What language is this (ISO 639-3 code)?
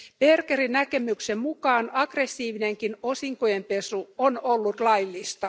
fin